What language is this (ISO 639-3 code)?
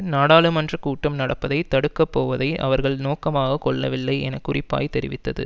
tam